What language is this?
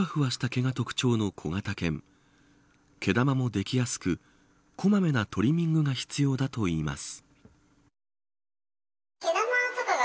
Japanese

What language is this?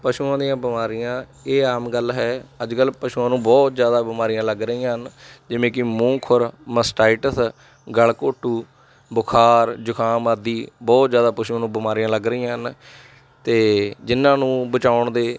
Punjabi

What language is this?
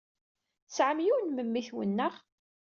Kabyle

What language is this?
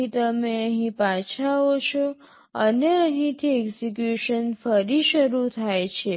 Gujarati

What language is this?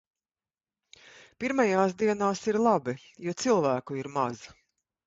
Latvian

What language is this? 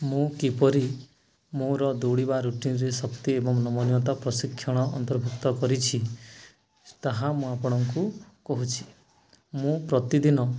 Odia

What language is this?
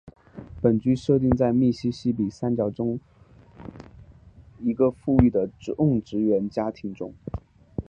Chinese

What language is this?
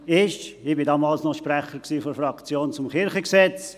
Swiss German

